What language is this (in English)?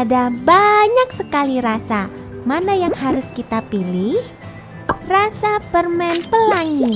Indonesian